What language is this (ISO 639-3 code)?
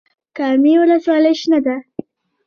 pus